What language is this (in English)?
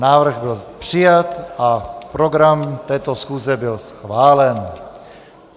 Czech